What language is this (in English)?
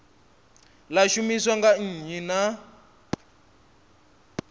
Venda